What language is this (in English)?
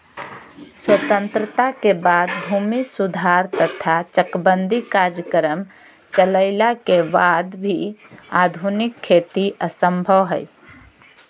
Magahi